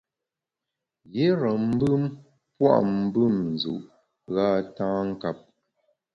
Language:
Bamun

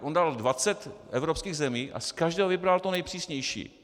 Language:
Czech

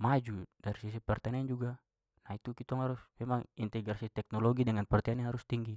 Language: Papuan Malay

